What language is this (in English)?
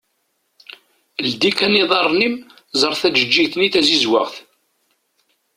Kabyle